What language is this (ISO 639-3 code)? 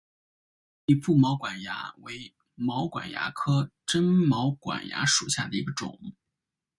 zho